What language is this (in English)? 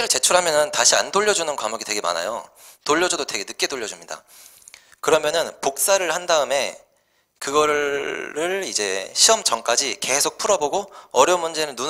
Korean